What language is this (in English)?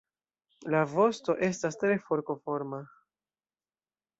Esperanto